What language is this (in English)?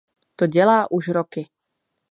Czech